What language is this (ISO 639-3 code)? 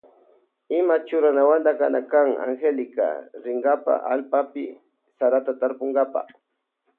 qvj